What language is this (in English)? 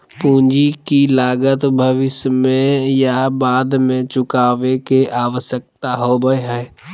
Magahi